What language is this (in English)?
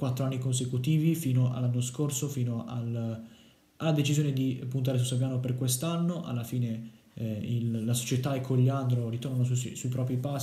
Italian